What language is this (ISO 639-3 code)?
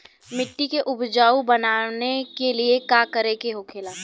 bho